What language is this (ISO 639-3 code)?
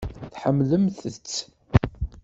kab